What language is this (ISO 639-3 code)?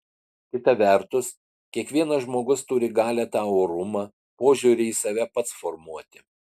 lit